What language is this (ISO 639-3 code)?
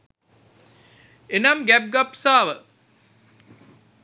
sin